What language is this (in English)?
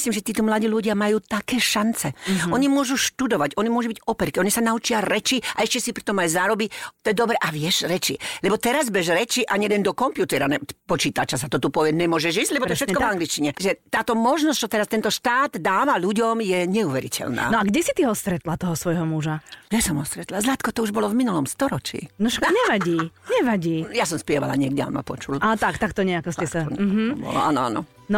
Slovak